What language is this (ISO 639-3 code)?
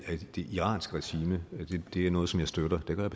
dan